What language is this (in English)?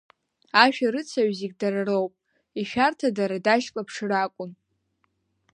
Abkhazian